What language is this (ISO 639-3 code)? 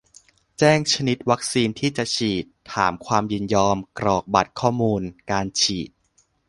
tha